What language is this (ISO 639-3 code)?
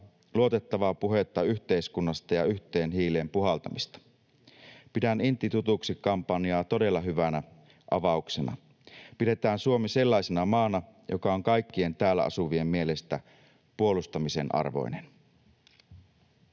fin